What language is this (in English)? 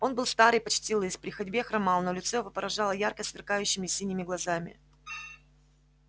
Russian